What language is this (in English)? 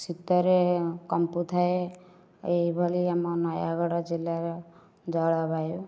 Odia